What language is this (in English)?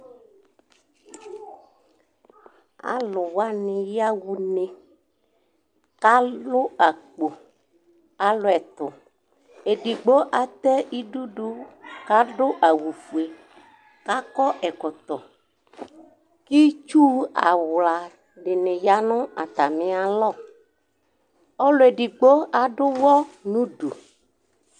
Ikposo